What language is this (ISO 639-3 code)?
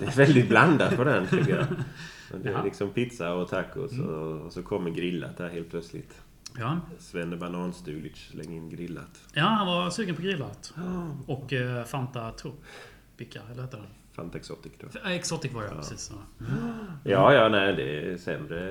swe